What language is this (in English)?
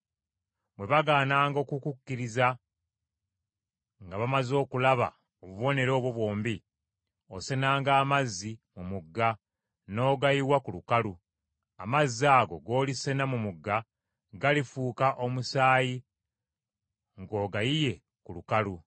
Ganda